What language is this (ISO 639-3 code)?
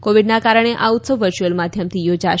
guj